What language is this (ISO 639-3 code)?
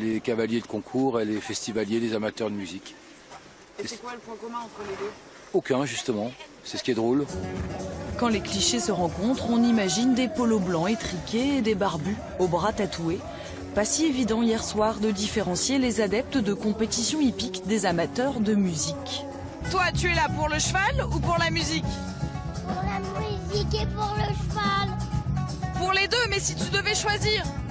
fra